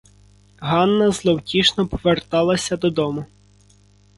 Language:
Ukrainian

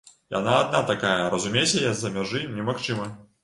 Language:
Belarusian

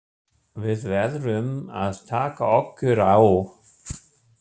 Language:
Icelandic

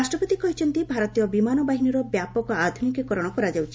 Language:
Odia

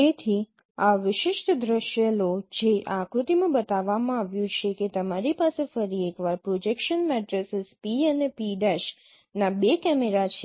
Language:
Gujarati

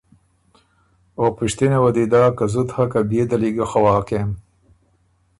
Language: Ormuri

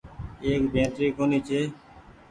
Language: Goaria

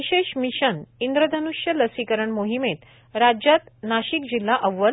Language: Marathi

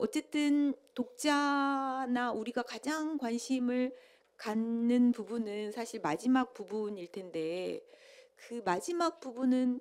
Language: Korean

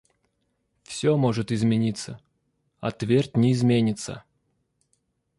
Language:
Russian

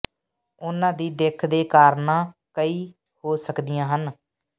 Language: Punjabi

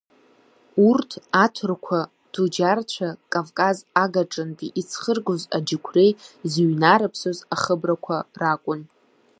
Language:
Abkhazian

